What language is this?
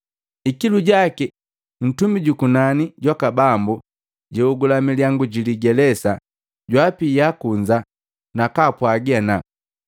Matengo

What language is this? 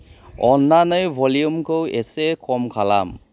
Bodo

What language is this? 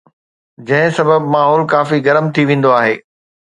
Sindhi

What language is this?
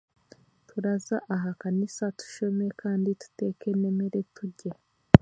Chiga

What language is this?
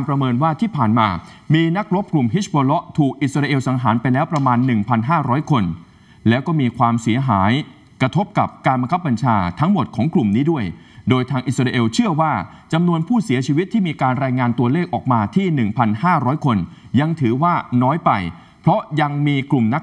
Thai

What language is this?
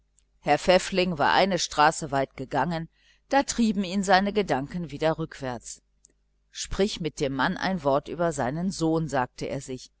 German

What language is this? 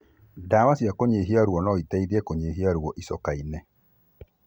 Kikuyu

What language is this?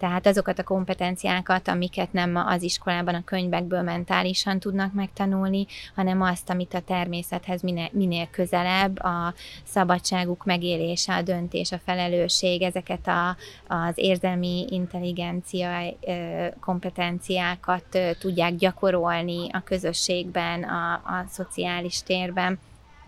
Hungarian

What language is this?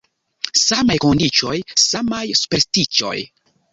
Esperanto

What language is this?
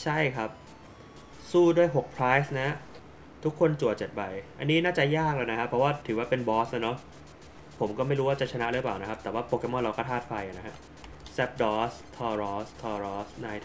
Thai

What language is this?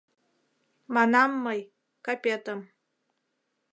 Mari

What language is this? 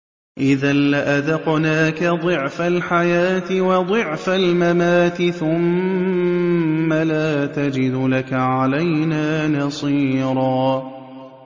Arabic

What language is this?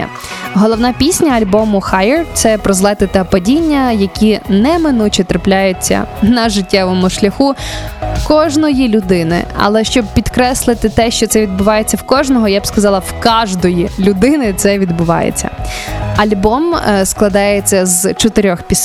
Ukrainian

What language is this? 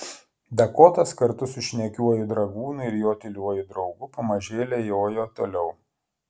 Lithuanian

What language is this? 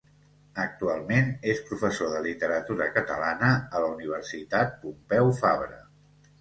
Catalan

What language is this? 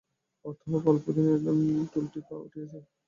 Bangla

